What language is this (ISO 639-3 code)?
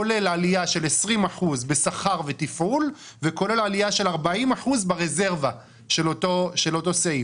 heb